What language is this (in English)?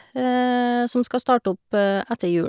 Norwegian